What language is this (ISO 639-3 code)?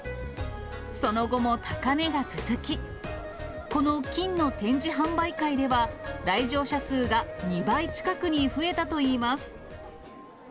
jpn